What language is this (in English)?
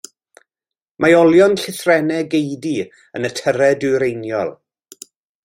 Welsh